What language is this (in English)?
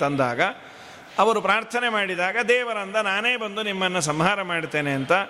Kannada